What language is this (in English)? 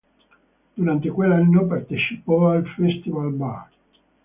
Italian